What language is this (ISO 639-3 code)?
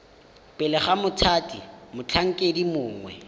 tsn